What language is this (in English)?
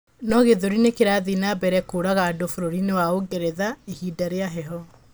Kikuyu